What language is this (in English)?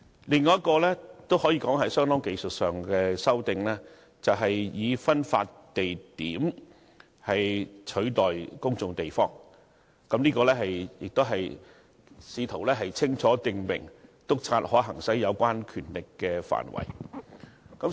Cantonese